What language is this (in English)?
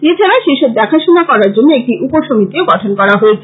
Bangla